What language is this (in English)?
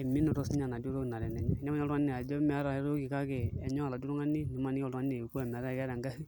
Masai